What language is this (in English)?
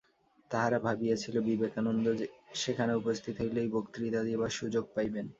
Bangla